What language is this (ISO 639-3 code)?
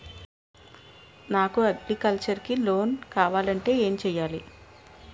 tel